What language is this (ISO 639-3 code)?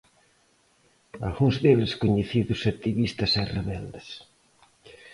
glg